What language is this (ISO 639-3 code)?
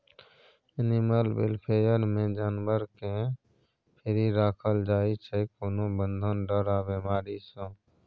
mai